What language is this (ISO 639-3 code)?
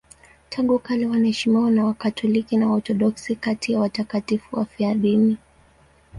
swa